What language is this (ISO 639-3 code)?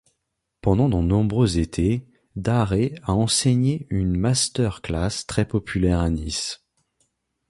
fra